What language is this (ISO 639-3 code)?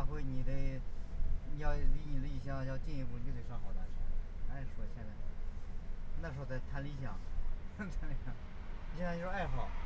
zho